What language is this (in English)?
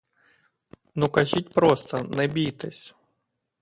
Ukrainian